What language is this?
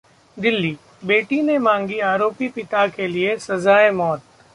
Hindi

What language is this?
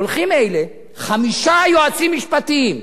Hebrew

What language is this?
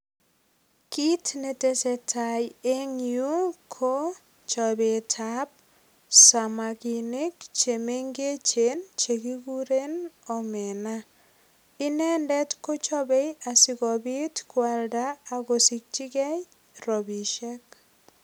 Kalenjin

